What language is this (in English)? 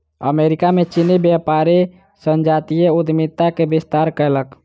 Maithili